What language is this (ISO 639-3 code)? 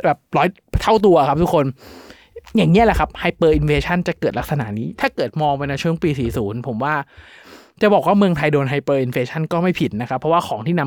tha